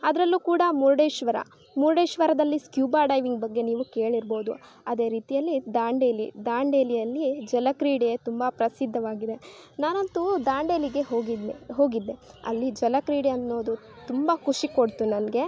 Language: Kannada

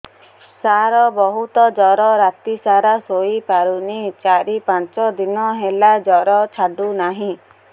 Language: Odia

